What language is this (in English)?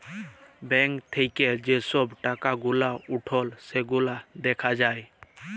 Bangla